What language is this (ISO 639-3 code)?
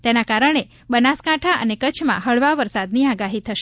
guj